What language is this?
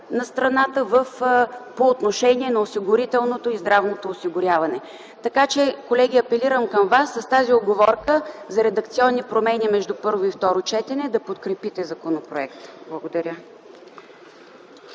Bulgarian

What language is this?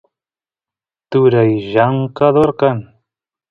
Santiago del Estero Quichua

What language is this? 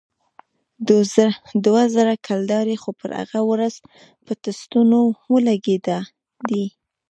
Pashto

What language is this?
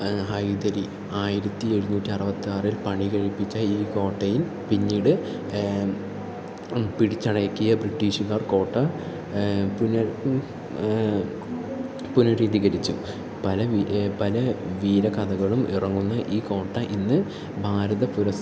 Malayalam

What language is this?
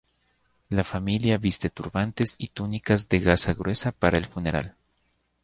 Spanish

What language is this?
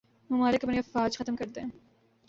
Urdu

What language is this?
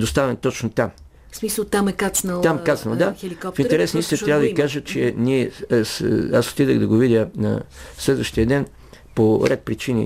Bulgarian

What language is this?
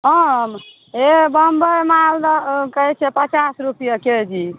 Maithili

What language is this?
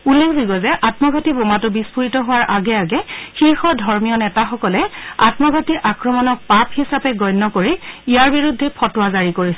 Assamese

